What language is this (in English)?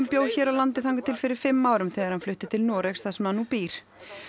Icelandic